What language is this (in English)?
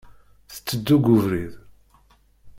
Kabyle